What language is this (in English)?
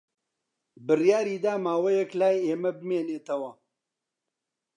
Central Kurdish